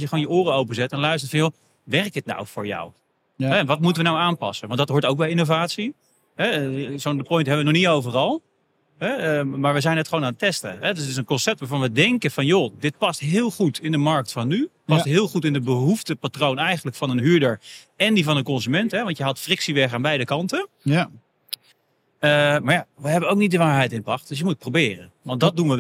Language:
Dutch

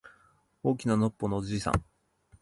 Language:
Japanese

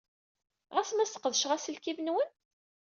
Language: Kabyle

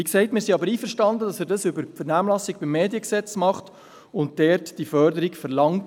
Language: Swiss German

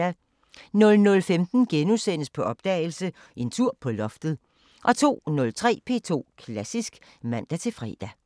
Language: Danish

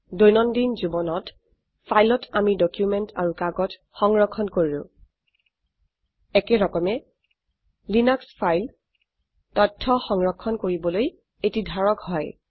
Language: Assamese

